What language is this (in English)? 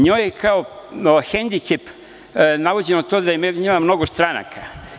Serbian